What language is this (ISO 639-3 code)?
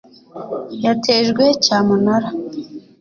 kin